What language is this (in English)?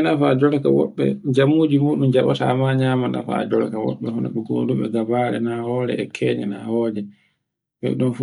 Borgu Fulfulde